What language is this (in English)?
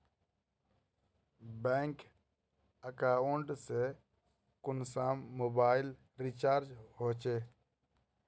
Magahi